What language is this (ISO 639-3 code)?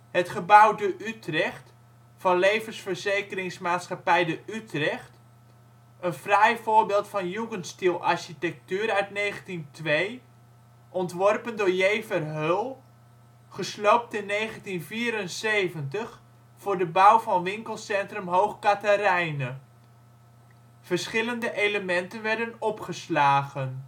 nld